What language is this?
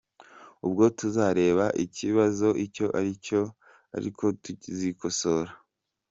Kinyarwanda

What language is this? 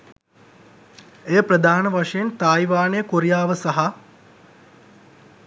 Sinhala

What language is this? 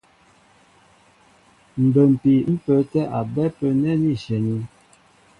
Mbo (Cameroon)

